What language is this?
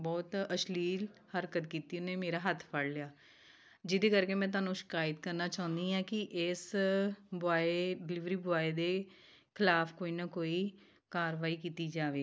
Punjabi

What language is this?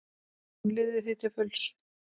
Icelandic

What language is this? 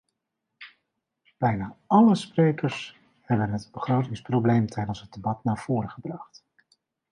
Dutch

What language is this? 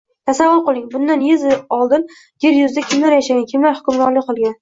Uzbek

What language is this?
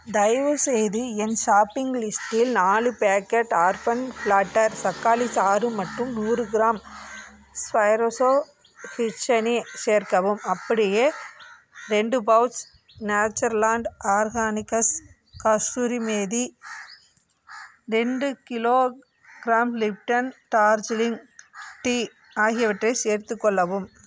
Tamil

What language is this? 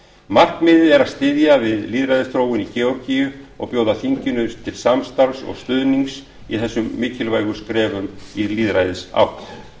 Icelandic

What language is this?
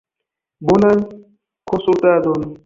Esperanto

